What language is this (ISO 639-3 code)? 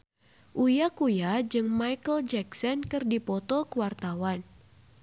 sun